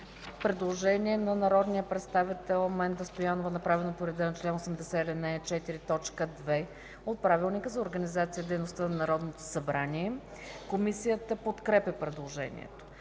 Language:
Bulgarian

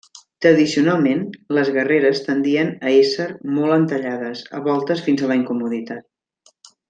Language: Catalan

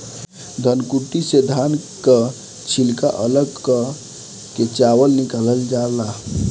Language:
Bhojpuri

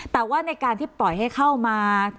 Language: Thai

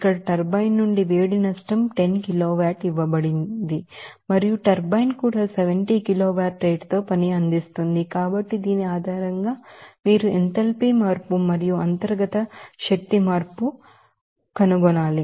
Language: Telugu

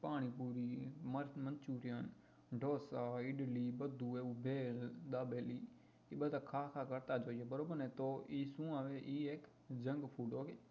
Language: Gujarati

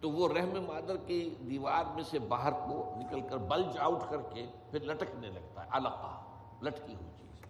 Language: Urdu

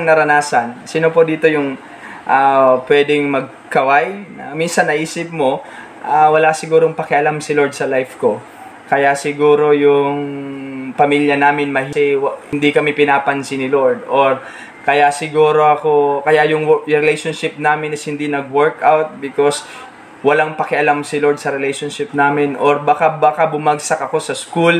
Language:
Filipino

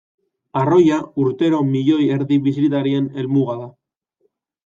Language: Basque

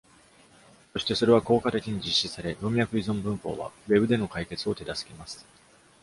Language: Japanese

